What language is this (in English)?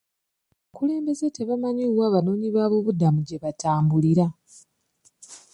Ganda